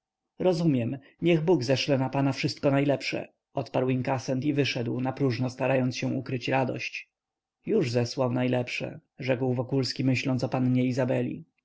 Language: Polish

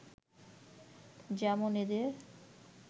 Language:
Bangla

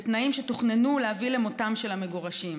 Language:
Hebrew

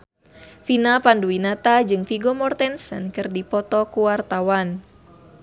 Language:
Sundanese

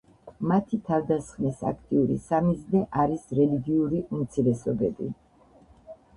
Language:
Georgian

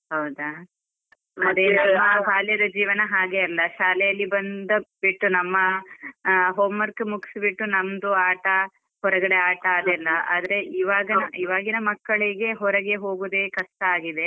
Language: Kannada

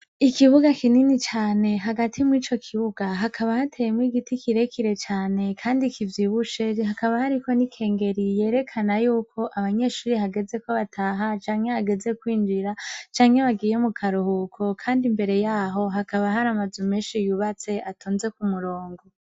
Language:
Rundi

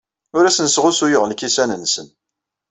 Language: Kabyle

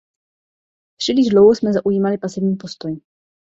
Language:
Czech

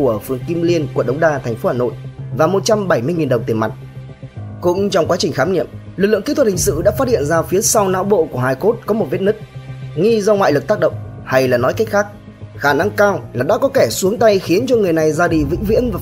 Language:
Vietnamese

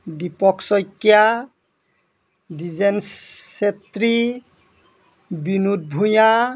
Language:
Assamese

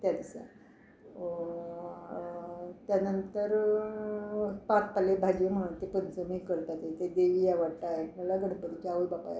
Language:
Konkani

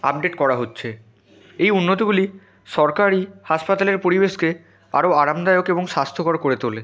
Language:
Bangla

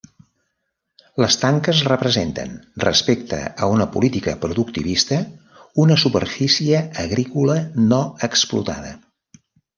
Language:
Catalan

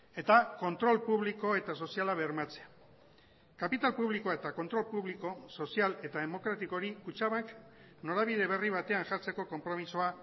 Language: Basque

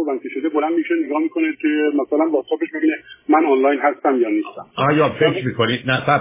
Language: Persian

